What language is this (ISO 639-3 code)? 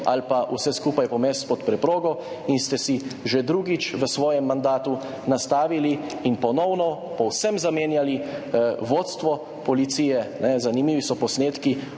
slv